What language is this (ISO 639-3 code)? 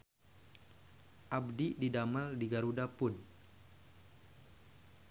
sun